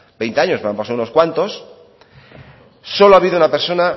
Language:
Spanish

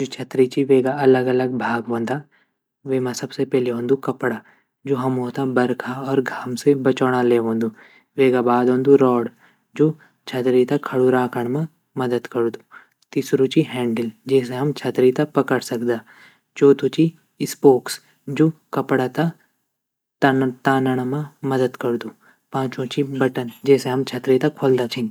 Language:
Garhwali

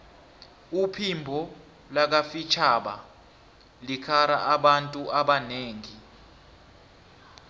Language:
South Ndebele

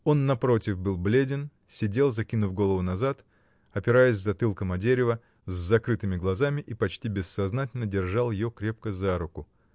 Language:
Russian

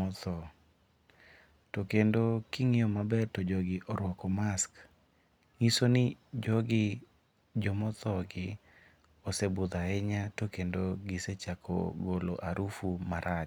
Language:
Luo (Kenya and Tanzania)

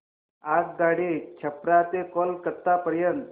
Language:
Marathi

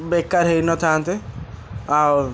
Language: Odia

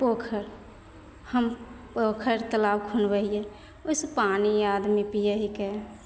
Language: Maithili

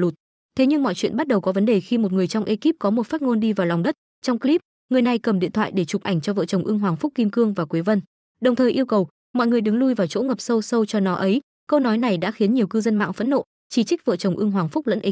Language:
Vietnamese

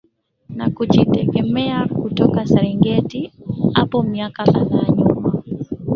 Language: Swahili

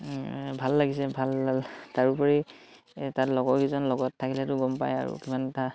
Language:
Assamese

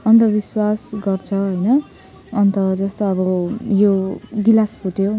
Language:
Nepali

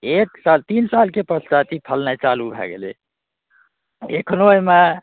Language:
Maithili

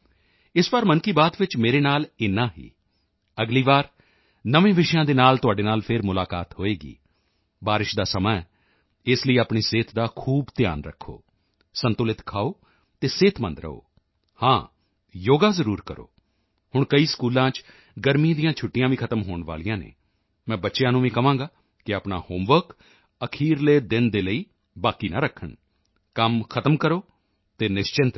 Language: Punjabi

